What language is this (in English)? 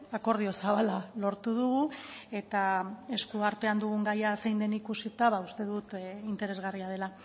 Basque